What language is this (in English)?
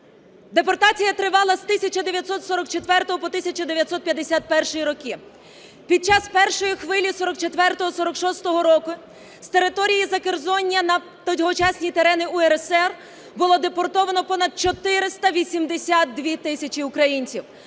Ukrainian